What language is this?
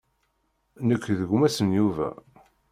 Kabyle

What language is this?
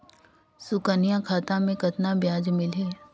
Chhattisgarhi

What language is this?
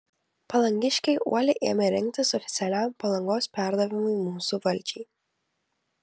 Lithuanian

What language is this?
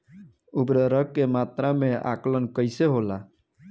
Bhojpuri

